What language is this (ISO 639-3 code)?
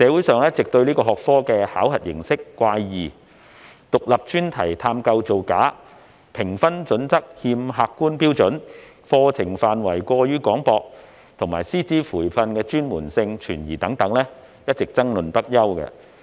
yue